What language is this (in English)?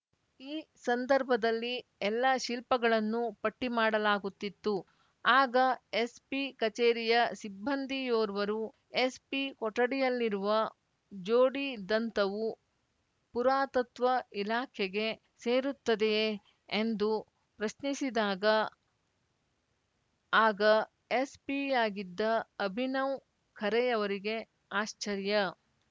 Kannada